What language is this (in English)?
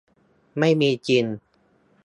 Thai